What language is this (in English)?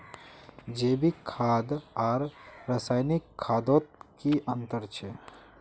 Magahi